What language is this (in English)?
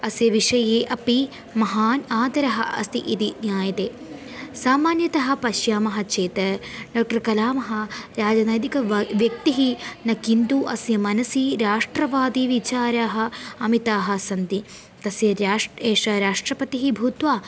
Sanskrit